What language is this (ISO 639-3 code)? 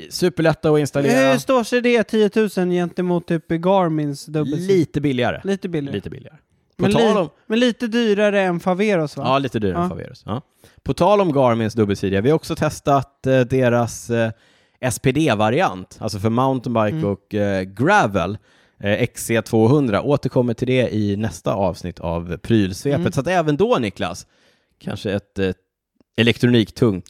swe